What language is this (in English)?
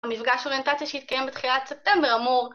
Hebrew